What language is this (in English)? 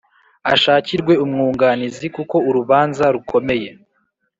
Kinyarwanda